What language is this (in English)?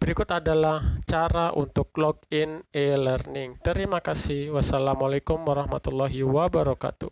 Indonesian